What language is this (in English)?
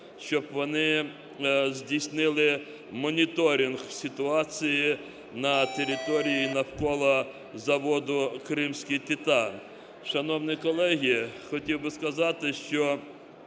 Ukrainian